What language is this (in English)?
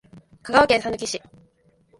Japanese